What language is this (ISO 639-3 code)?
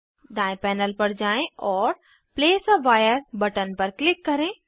hin